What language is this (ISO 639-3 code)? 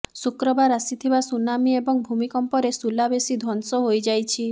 ori